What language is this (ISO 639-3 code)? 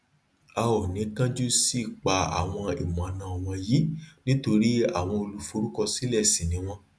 yor